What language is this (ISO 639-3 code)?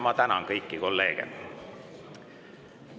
est